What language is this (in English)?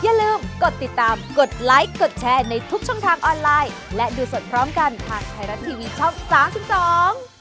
Thai